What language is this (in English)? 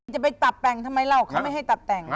Thai